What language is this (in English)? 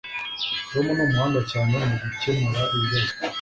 Kinyarwanda